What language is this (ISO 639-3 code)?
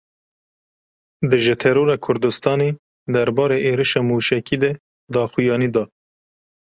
kur